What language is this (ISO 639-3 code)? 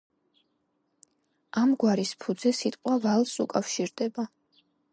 kat